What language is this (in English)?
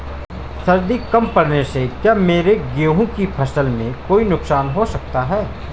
Hindi